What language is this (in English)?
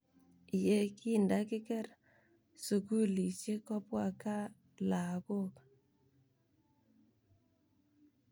Kalenjin